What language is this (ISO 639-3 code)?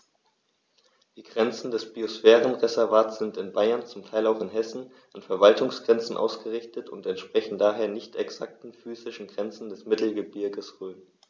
deu